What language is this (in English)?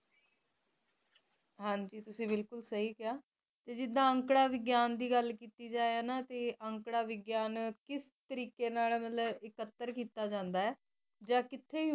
Punjabi